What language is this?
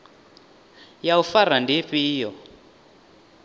Venda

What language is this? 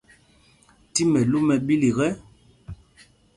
Mpumpong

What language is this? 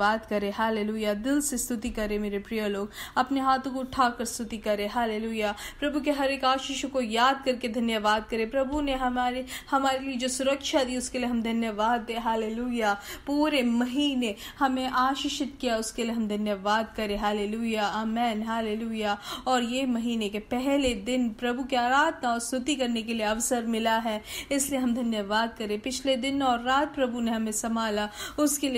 Hindi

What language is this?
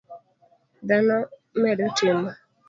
Luo (Kenya and Tanzania)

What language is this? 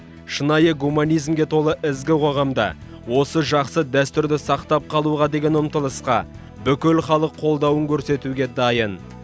Kazakh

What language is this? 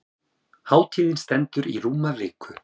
Icelandic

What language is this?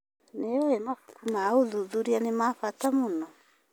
Kikuyu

